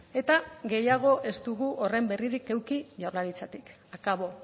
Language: Basque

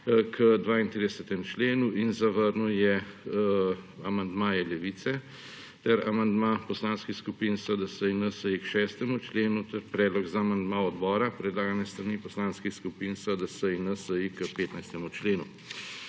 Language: Slovenian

